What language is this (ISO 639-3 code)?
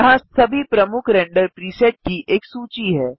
hin